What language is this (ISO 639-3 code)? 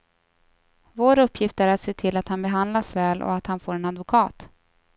swe